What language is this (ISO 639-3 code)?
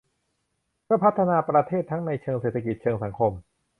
tha